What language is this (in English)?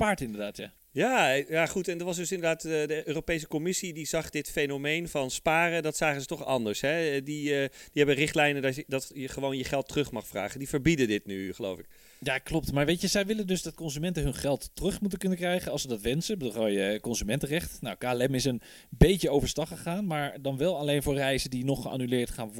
Dutch